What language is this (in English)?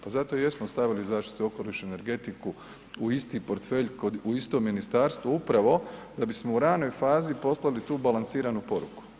Croatian